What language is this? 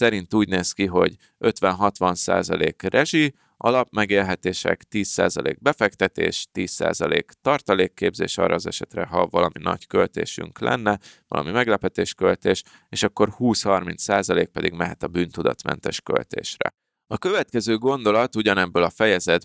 Hungarian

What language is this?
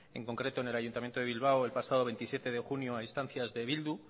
Spanish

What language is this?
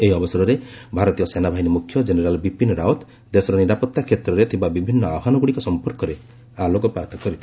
Odia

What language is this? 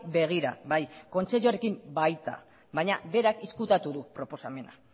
Basque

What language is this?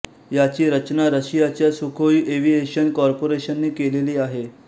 Marathi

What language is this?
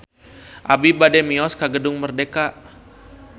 Sundanese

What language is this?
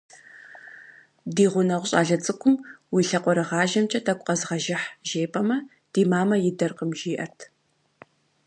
Kabardian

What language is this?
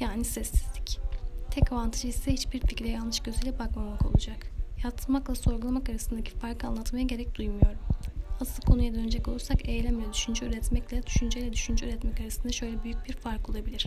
Turkish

